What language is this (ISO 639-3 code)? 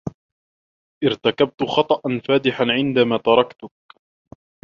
ara